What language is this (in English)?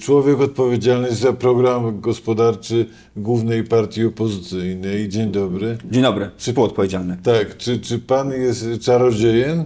Polish